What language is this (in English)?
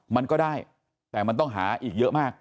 Thai